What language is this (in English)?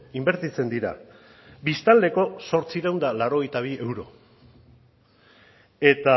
Basque